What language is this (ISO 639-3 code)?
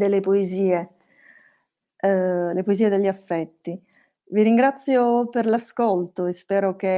ita